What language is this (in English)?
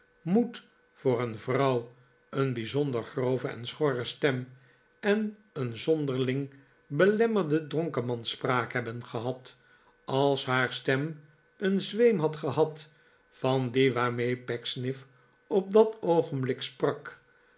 Dutch